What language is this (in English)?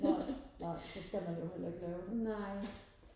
Danish